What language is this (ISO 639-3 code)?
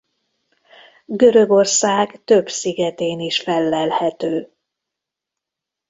hun